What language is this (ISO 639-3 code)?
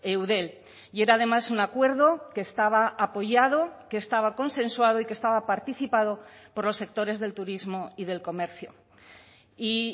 spa